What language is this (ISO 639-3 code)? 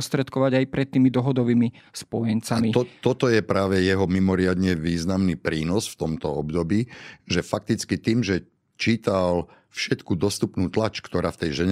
slk